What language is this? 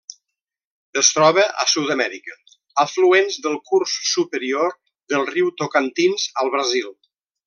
Catalan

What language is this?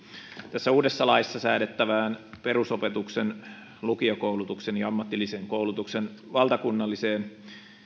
Finnish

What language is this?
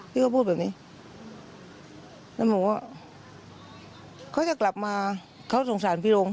Thai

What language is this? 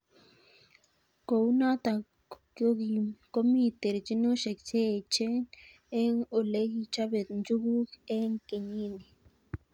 Kalenjin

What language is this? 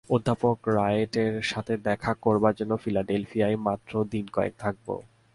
Bangla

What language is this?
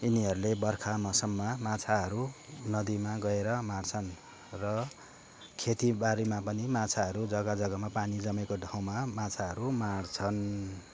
Nepali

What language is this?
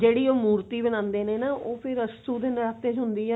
Punjabi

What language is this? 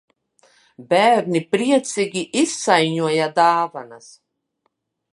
Latvian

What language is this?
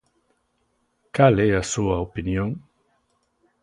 Galician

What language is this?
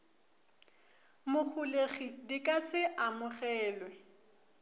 Northern Sotho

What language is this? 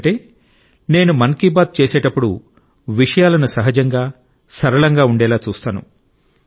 Telugu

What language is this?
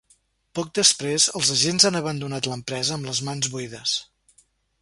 Catalan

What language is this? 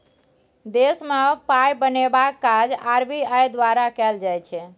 Maithili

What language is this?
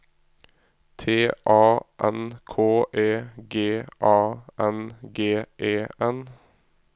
Norwegian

